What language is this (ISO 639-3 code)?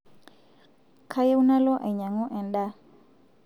mas